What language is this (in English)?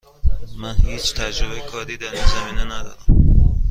Persian